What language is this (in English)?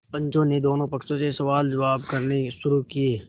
Hindi